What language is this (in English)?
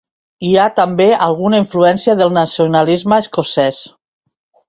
Catalan